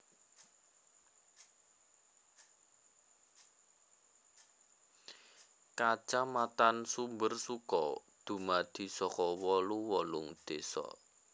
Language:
Javanese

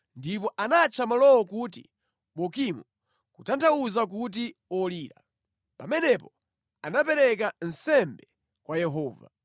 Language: Nyanja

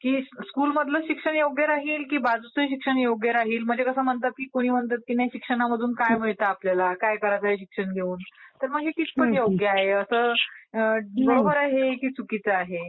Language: Marathi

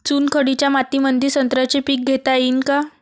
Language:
Marathi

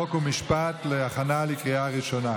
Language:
Hebrew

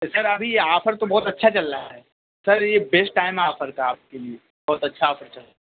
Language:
Urdu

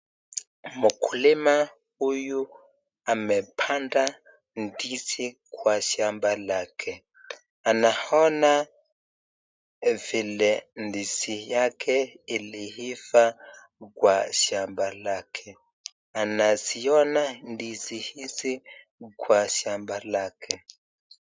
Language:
Swahili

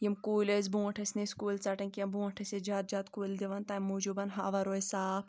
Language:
Kashmiri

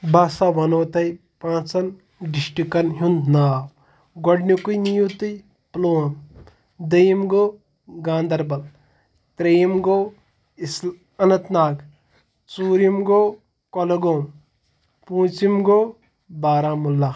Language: Kashmiri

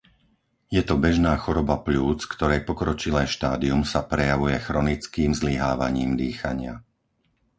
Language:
Slovak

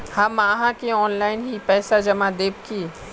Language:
Magahi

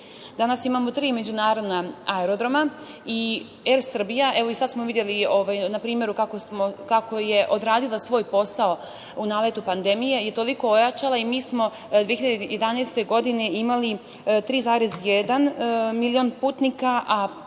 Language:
Serbian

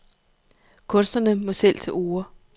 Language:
Danish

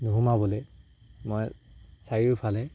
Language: Assamese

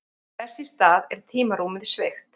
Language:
Icelandic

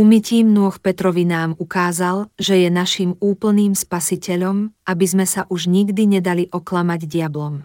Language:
Slovak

